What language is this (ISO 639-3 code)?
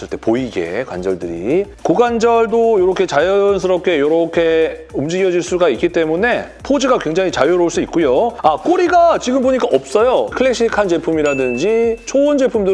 kor